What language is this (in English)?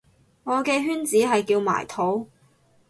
Cantonese